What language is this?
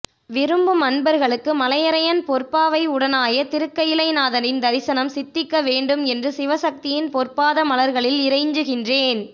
Tamil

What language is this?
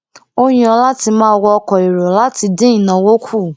Yoruba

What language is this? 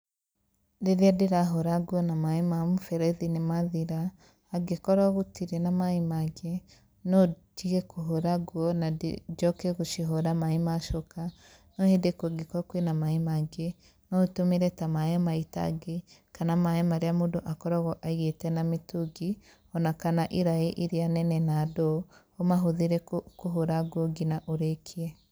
Kikuyu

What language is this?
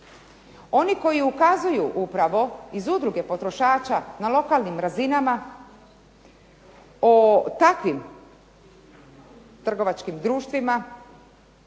Croatian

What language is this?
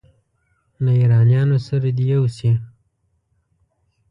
Pashto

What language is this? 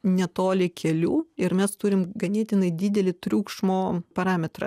Lithuanian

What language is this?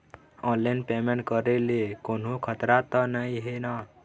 Chhattisgarhi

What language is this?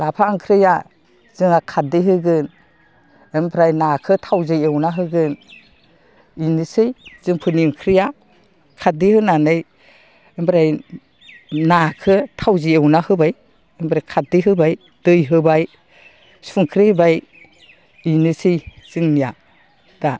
Bodo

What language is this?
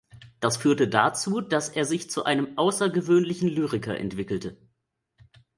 German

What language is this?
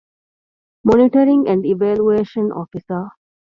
Divehi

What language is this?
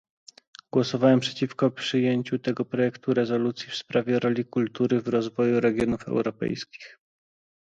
Polish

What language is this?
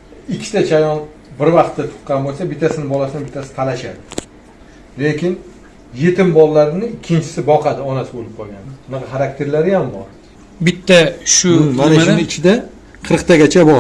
Uzbek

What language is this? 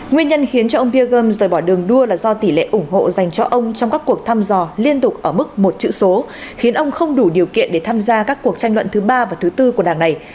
Vietnamese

